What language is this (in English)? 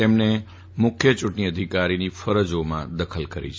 Gujarati